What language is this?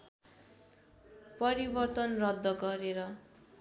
Nepali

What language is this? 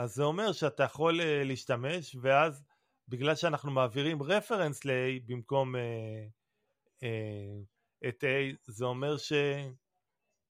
Hebrew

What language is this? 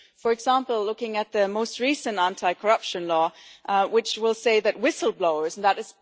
English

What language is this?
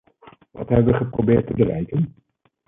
Dutch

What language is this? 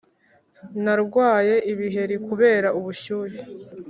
Kinyarwanda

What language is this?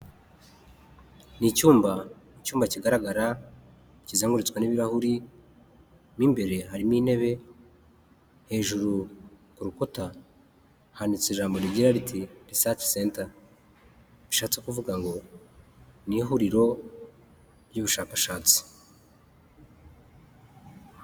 Kinyarwanda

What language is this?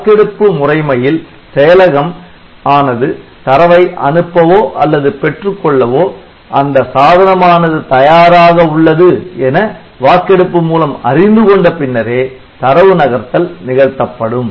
Tamil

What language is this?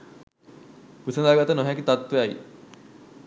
Sinhala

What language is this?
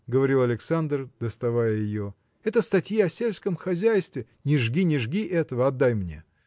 Russian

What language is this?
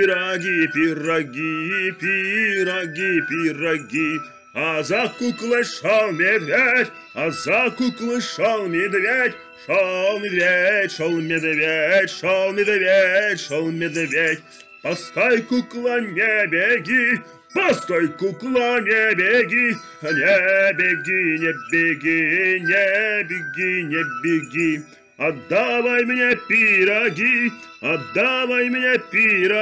Russian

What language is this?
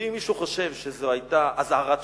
Hebrew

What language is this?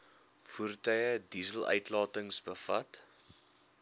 Afrikaans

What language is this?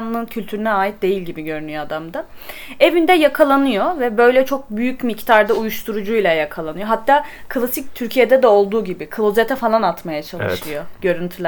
Turkish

